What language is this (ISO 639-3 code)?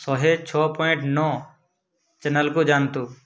ori